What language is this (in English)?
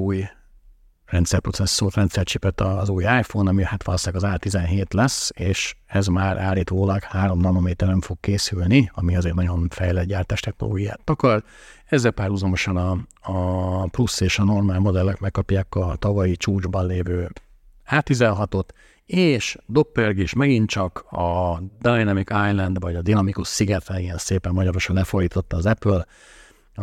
Hungarian